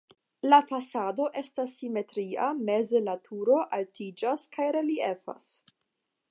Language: Esperanto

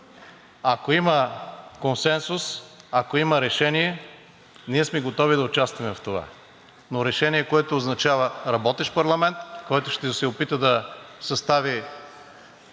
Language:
Bulgarian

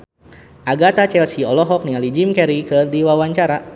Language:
Sundanese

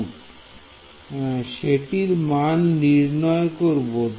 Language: Bangla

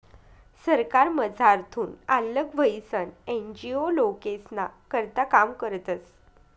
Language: Marathi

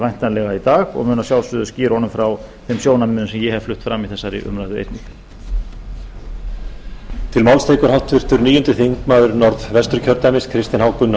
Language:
Icelandic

